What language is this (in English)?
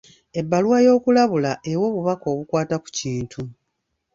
Ganda